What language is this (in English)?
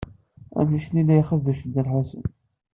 Kabyle